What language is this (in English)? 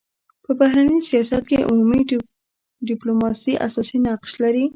Pashto